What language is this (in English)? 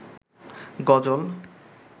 Bangla